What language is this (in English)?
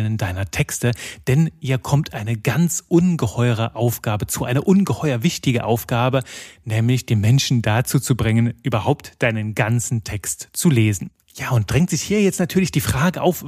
German